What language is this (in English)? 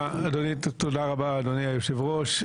Hebrew